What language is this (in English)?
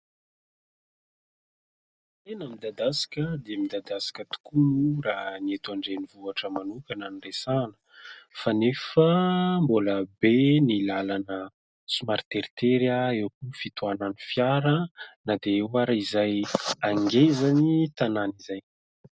Malagasy